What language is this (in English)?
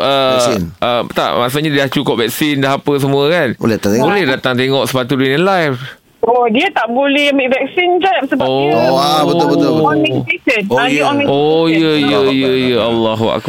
Malay